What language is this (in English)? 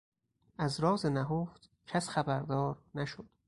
Persian